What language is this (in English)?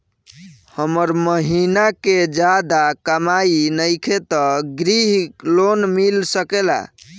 Bhojpuri